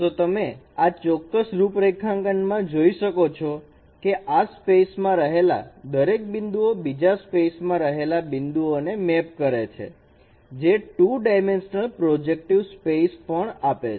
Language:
Gujarati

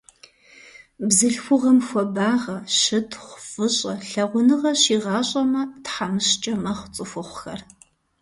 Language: Kabardian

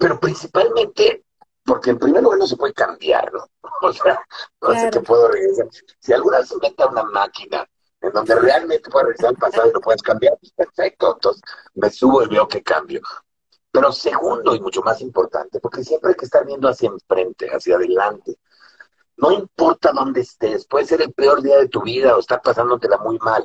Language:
Spanish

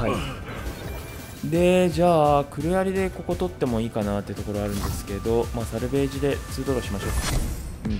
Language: Japanese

